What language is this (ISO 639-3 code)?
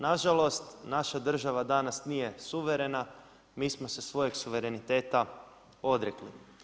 hrv